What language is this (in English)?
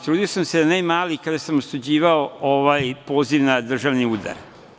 Serbian